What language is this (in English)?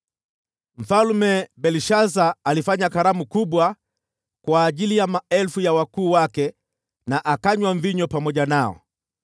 Swahili